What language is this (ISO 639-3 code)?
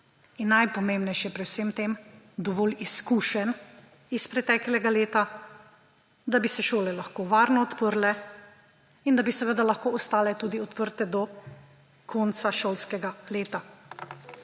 slv